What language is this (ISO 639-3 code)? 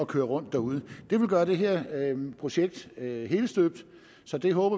dan